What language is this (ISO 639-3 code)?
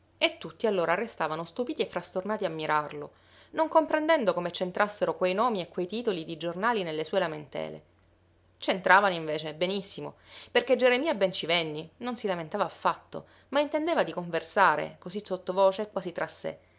ita